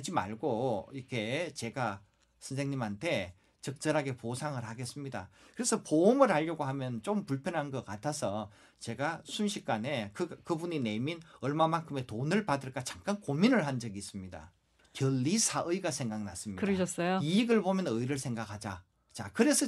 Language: Korean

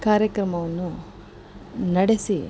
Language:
Kannada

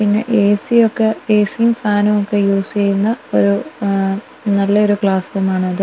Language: Malayalam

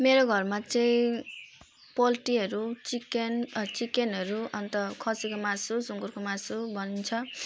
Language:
Nepali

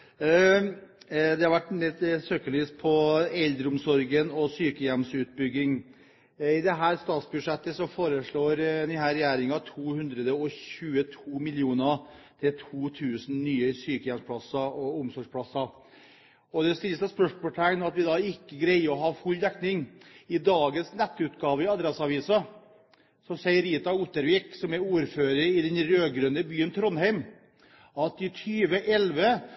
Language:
Norwegian Bokmål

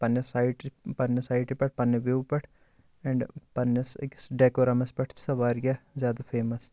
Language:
Kashmiri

